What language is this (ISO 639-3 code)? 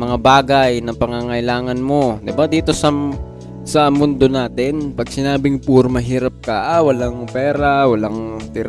fil